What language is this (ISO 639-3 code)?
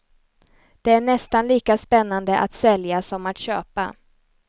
swe